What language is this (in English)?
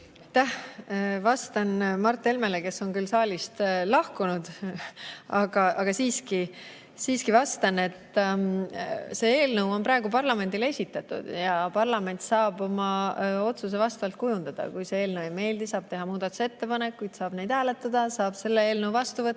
Estonian